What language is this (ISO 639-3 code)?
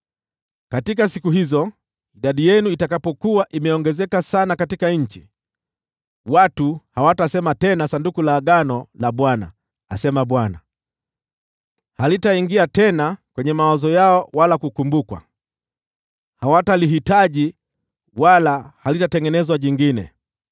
swa